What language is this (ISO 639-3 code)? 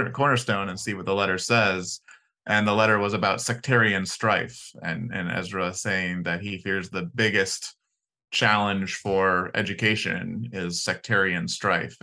eng